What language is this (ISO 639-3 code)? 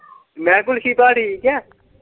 pan